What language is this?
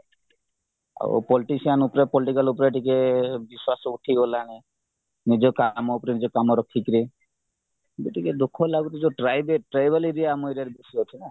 Odia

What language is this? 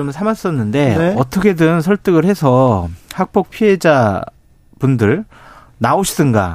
Korean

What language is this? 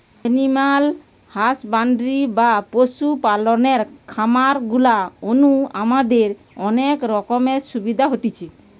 Bangla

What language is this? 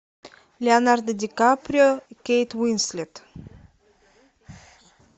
Russian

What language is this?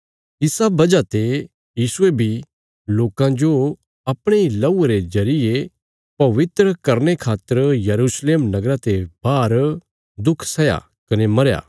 Bilaspuri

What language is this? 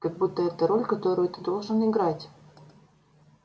Russian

